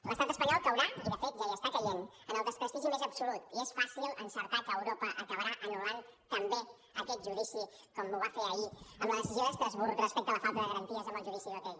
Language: Catalan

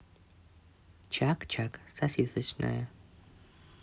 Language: Russian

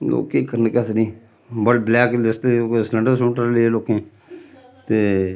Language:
Dogri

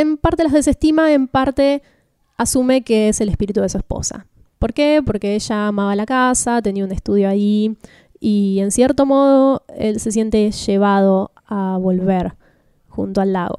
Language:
Spanish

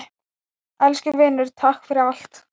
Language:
Icelandic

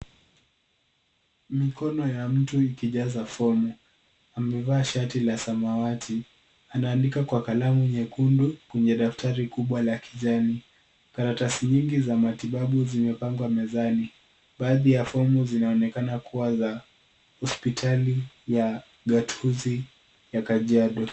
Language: Swahili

